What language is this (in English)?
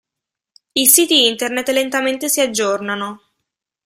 Italian